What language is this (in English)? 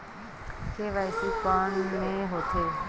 Chhattisgarhi